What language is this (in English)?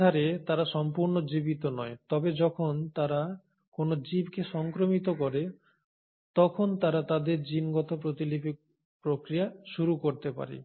Bangla